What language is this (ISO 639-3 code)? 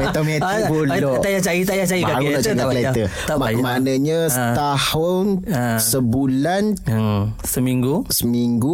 msa